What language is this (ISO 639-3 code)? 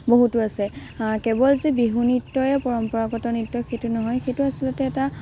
asm